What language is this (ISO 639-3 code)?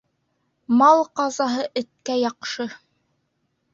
bak